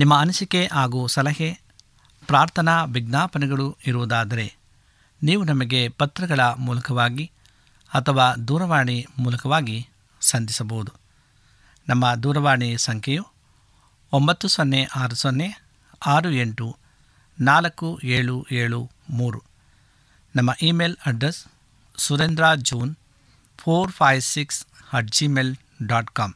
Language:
Kannada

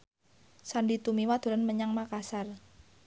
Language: Javanese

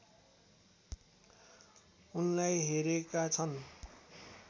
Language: Nepali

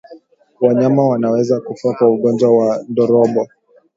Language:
Swahili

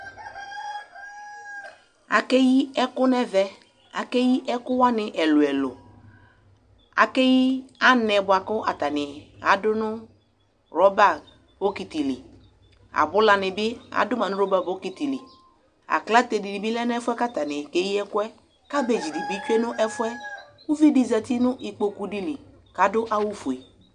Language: Ikposo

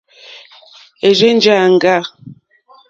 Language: Mokpwe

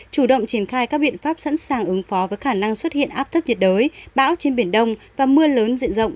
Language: Vietnamese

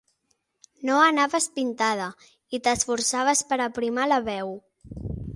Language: Catalan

